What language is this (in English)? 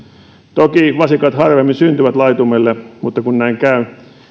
Finnish